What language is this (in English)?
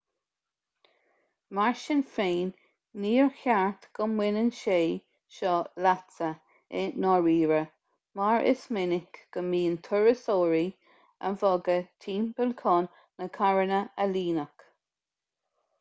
Irish